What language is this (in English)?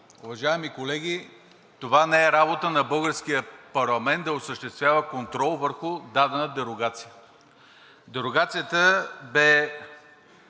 Bulgarian